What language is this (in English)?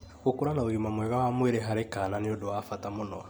Kikuyu